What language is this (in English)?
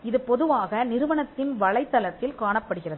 Tamil